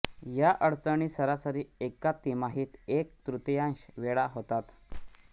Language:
Marathi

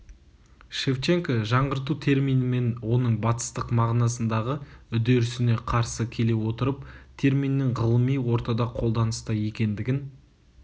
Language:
Kazakh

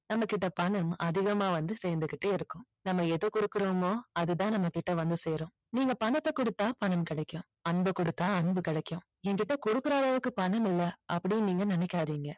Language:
Tamil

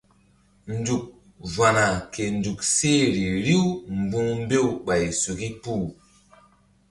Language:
Mbum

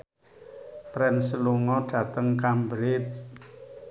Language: Javanese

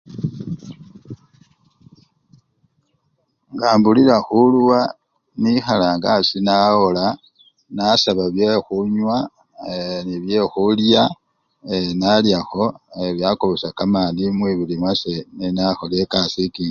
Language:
Luyia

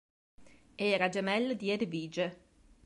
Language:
Italian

